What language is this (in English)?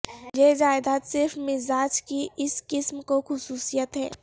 Urdu